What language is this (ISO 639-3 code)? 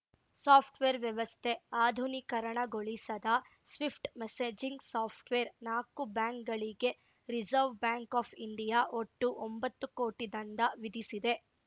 kan